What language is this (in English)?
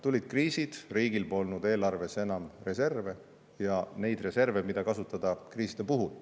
Estonian